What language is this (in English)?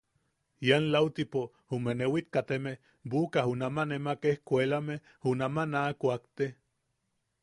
Yaqui